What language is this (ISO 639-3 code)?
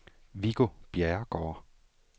dan